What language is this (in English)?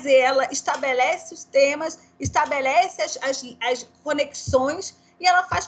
Portuguese